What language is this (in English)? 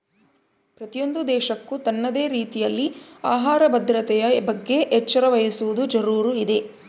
Kannada